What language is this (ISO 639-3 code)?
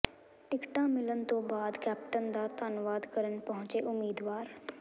pan